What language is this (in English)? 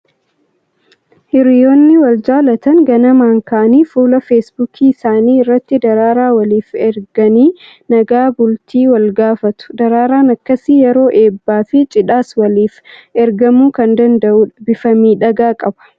Oromo